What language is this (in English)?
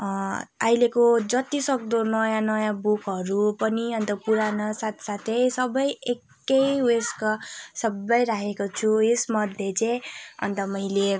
Nepali